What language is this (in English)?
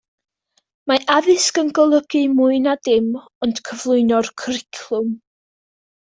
Welsh